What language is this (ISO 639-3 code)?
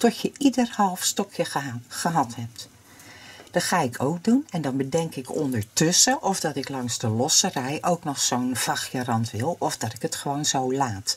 nld